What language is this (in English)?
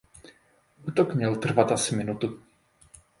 Czech